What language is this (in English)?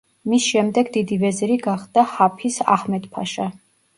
Georgian